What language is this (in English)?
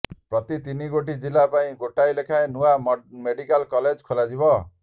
Odia